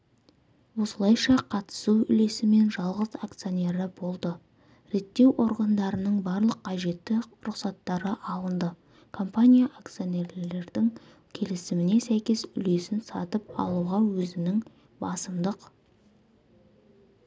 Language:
Kazakh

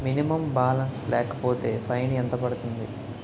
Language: Telugu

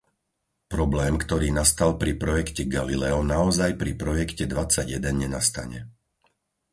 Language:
Slovak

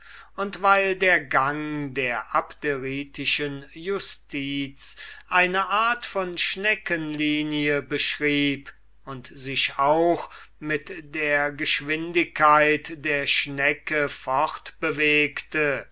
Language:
German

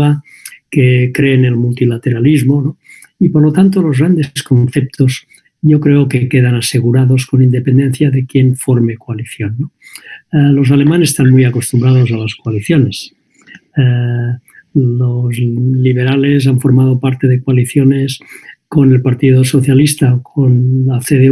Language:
Spanish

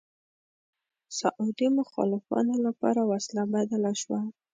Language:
Pashto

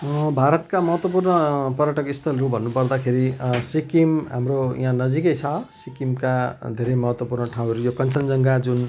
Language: Nepali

